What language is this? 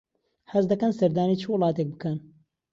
Central Kurdish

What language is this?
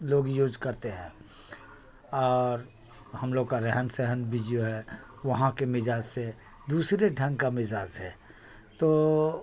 Urdu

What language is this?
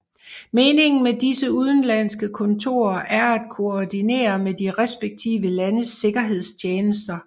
Danish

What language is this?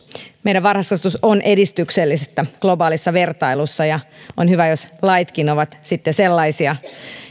Finnish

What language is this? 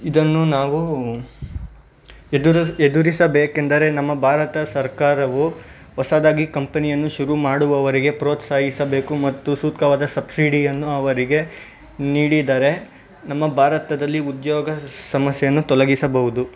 Kannada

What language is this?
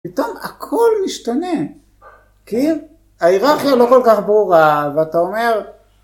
Hebrew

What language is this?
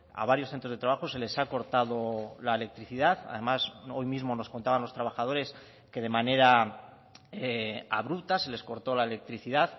Spanish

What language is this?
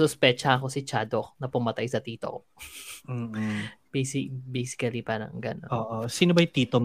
Filipino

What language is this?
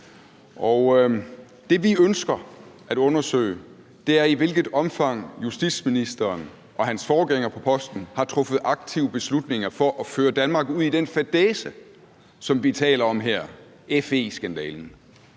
Danish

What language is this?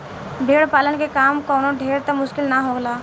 Bhojpuri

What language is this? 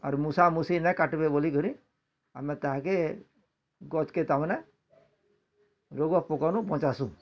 Odia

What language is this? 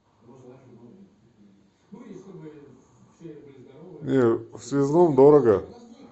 Russian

